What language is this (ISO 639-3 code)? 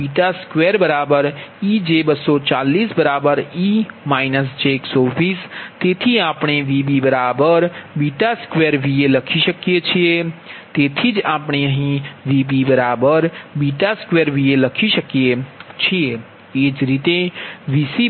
guj